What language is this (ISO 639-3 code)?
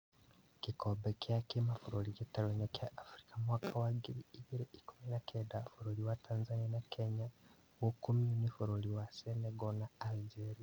kik